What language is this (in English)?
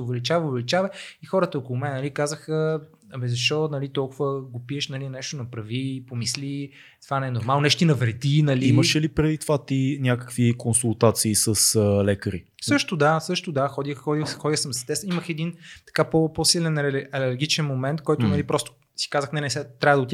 Bulgarian